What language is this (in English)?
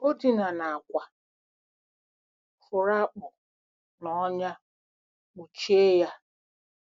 Igbo